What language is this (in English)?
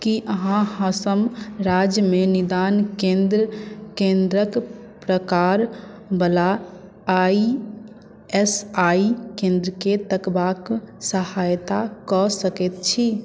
Maithili